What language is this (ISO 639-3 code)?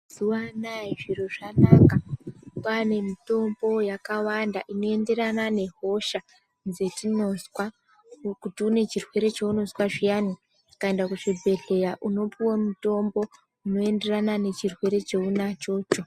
ndc